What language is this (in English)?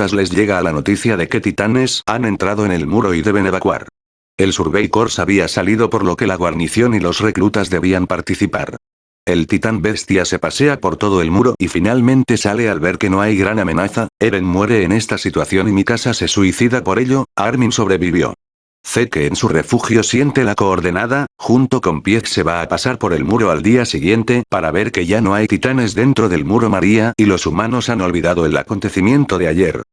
Spanish